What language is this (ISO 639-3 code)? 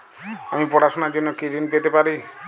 ben